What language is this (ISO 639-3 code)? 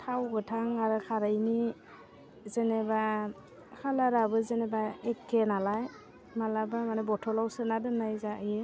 brx